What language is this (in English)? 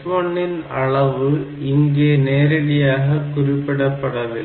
Tamil